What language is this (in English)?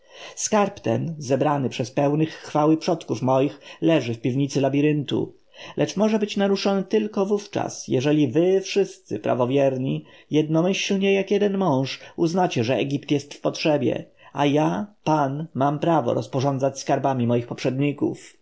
Polish